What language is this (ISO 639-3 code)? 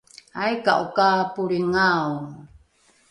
dru